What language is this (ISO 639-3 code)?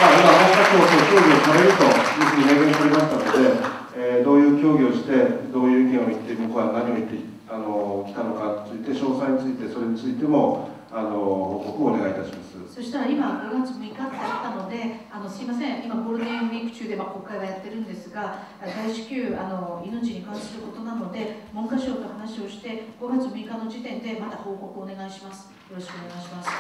jpn